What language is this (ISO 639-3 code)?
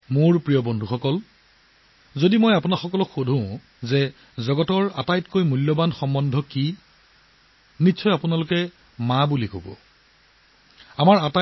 asm